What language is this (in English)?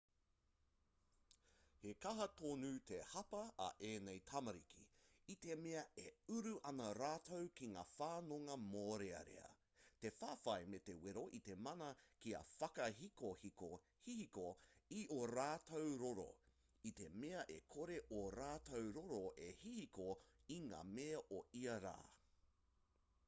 Māori